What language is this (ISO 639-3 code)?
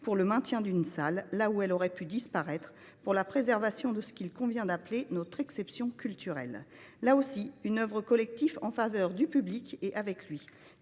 fra